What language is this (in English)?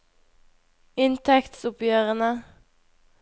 Norwegian